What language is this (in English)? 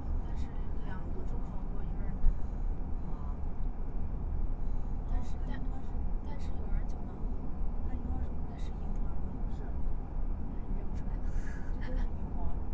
Chinese